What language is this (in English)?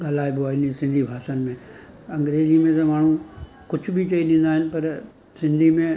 Sindhi